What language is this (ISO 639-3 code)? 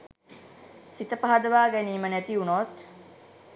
sin